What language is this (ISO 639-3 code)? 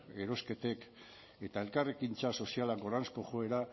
eus